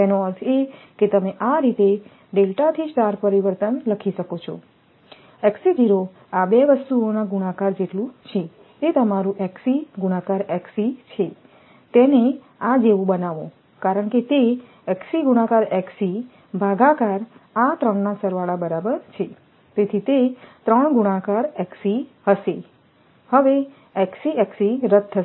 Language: Gujarati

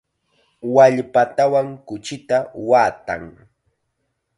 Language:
Chiquián Ancash Quechua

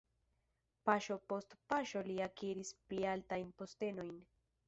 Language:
Esperanto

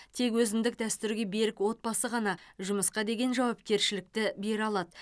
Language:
Kazakh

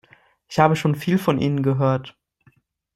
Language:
German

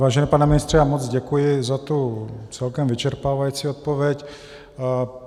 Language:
Czech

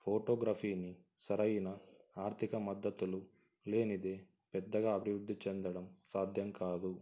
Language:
Telugu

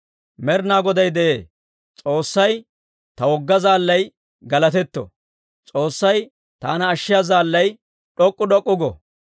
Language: Dawro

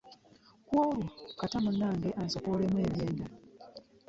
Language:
Ganda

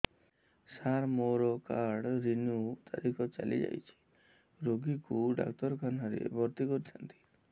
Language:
Odia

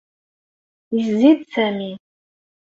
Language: Kabyle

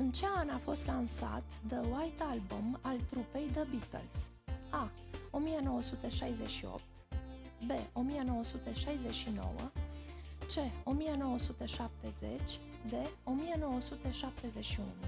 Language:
Romanian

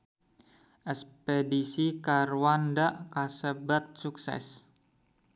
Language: Sundanese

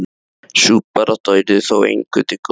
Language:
Icelandic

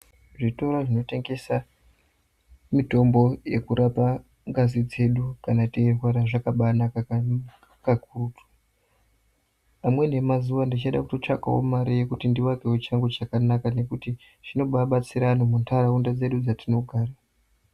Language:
Ndau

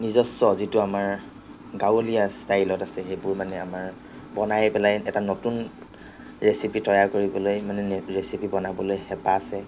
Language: Assamese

